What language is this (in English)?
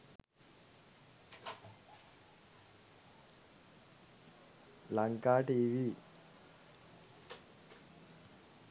Sinhala